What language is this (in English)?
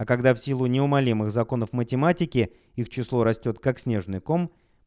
Russian